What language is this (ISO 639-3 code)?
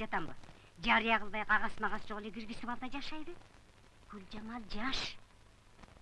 tur